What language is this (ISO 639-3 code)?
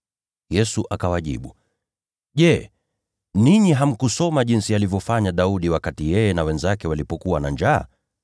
swa